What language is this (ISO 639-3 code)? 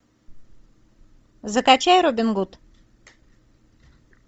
rus